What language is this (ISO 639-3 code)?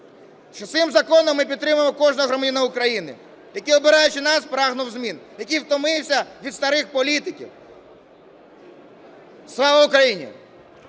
ukr